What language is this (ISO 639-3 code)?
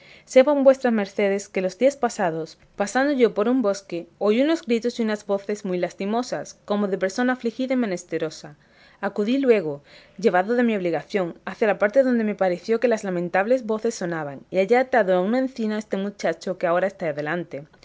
spa